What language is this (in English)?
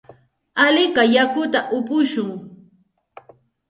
Santa Ana de Tusi Pasco Quechua